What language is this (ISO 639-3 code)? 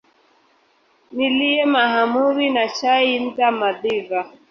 swa